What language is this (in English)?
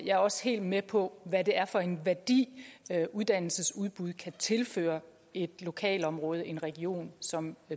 Danish